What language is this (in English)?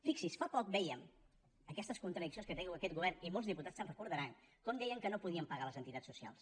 Catalan